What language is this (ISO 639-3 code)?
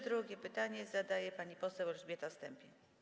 pol